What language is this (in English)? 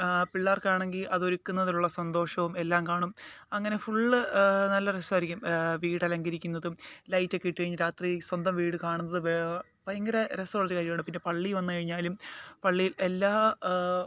Malayalam